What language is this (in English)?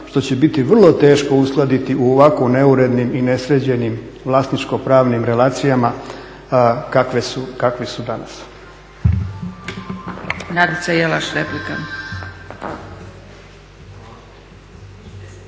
Croatian